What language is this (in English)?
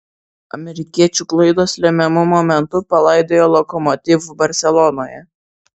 Lithuanian